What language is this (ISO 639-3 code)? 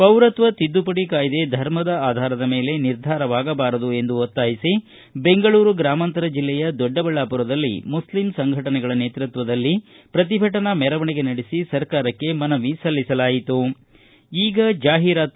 kan